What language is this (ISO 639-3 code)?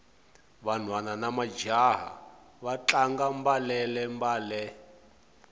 tso